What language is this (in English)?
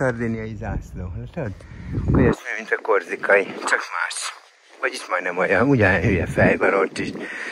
Hungarian